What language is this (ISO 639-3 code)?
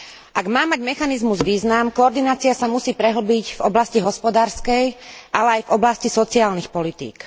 slk